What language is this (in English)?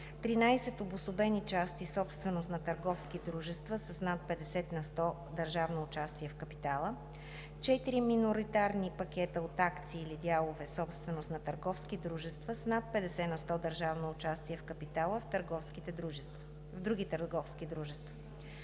Bulgarian